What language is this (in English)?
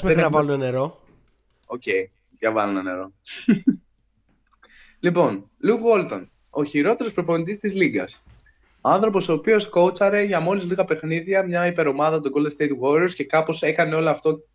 Greek